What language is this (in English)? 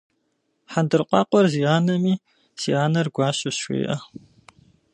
Kabardian